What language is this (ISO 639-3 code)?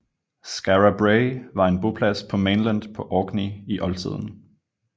dan